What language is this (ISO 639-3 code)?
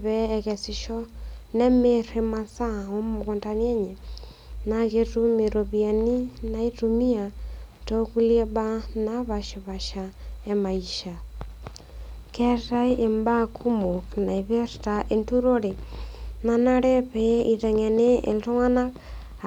mas